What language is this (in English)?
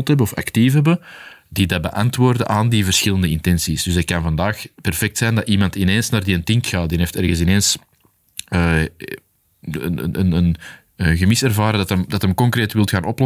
Dutch